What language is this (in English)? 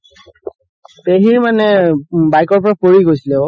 Assamese